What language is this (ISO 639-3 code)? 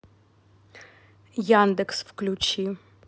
rus